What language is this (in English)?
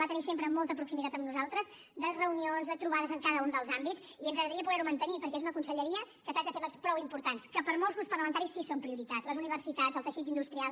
Catalan